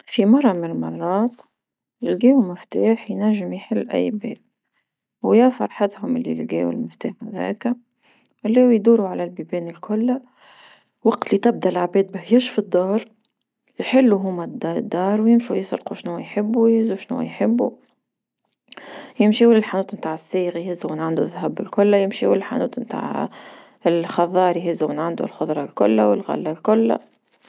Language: Tunisian Arabic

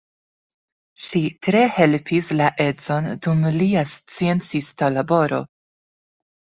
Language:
Esperanto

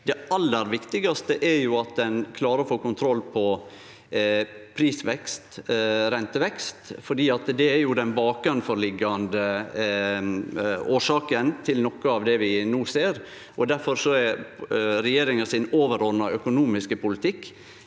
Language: Norwegian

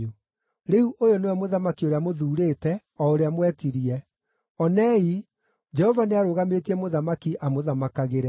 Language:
Kikuyu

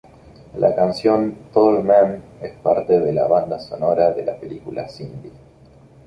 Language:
Spanish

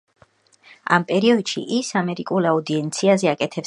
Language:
Georgian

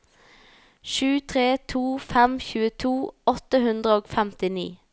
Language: Norwegian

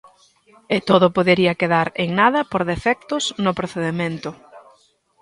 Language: Galician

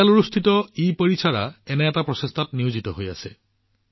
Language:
Assamese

